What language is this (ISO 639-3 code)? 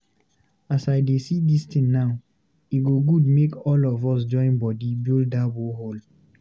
pcm